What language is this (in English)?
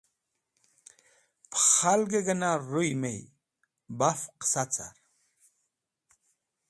Wakhi